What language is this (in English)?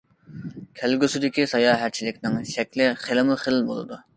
Uyghur